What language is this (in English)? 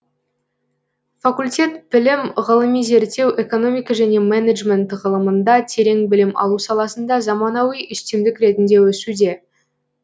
Kazakh